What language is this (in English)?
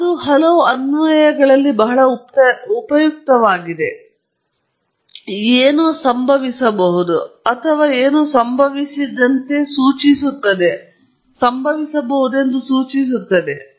Kannada